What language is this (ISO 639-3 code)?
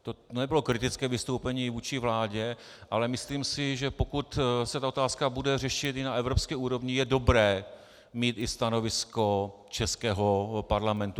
ces